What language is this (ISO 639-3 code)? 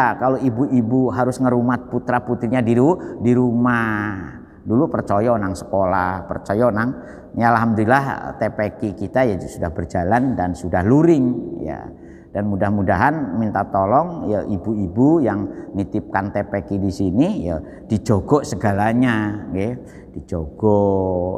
ind